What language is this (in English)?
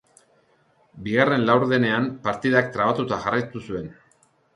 Basque